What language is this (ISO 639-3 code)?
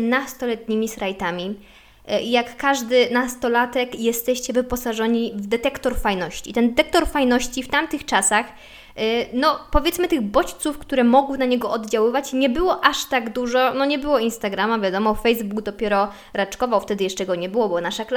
pol